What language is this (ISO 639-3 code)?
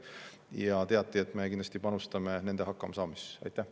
est